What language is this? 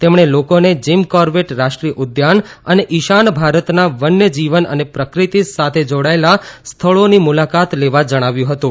Gujarati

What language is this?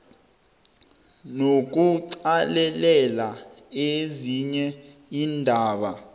South Ndebele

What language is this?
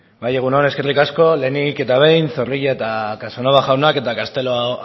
Basque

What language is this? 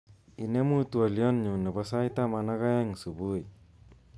Kalenjin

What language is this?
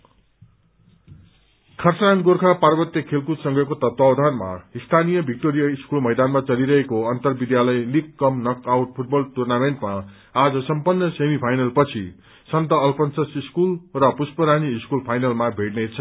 Nepali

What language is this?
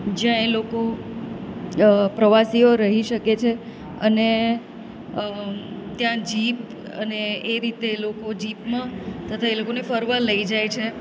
Gujarati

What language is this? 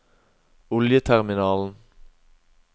Norwegian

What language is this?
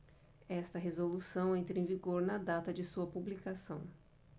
Portuguese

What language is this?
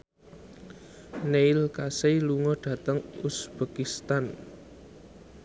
Javanese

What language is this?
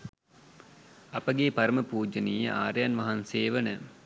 Sinhala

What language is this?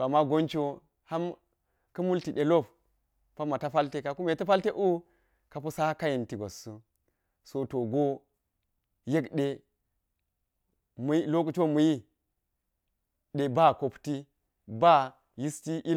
Geji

